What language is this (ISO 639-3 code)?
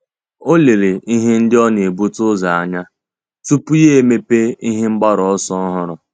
ibo